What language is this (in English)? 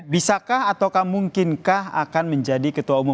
Indonesian